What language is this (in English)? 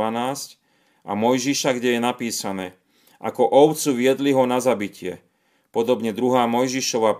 Slovak